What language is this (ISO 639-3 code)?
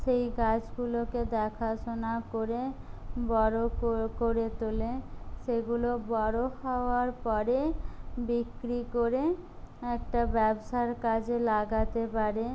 ben